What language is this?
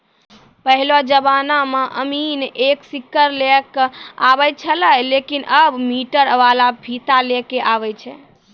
Maithili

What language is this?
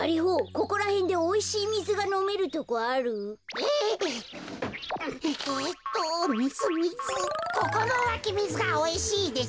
Japanese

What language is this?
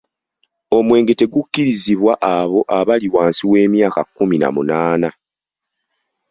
Ganda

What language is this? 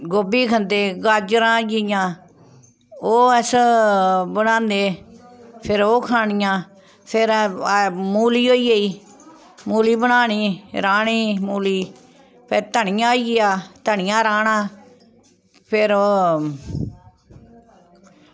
Dogri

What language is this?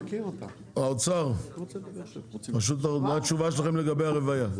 Hebrew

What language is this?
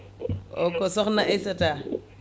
Fula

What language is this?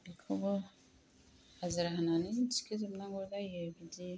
Bodo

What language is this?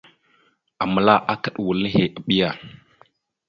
Mada (Cameroon)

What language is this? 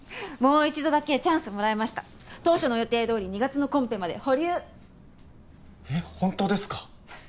Japanese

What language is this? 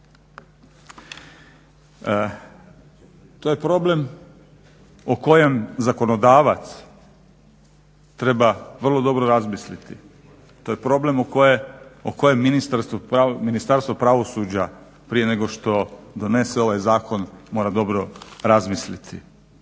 Croatian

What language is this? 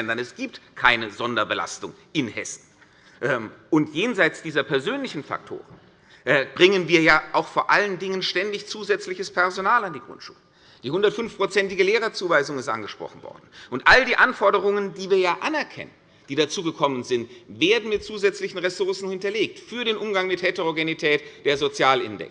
German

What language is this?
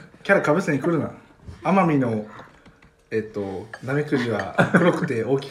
Japanese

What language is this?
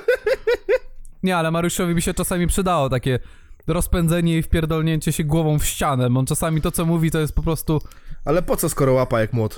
Polish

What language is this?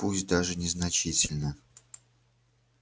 Russian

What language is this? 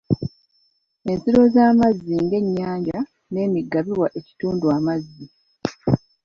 Ganda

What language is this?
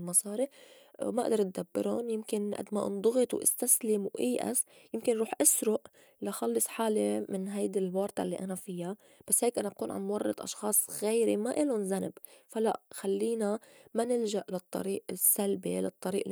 North Levantine Arabic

